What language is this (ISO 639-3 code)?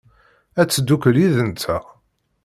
kab